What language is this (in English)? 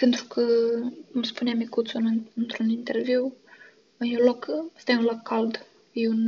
Romanian